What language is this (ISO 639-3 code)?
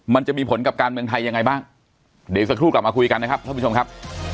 tha